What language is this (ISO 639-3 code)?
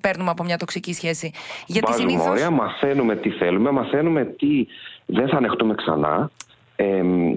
ell